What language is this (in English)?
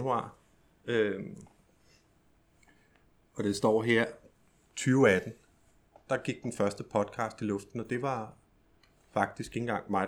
Danish